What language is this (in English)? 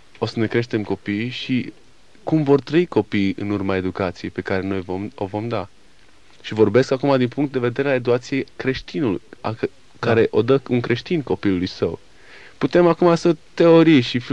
Romanian